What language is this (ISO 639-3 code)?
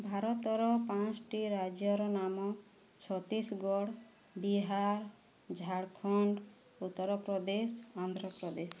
ori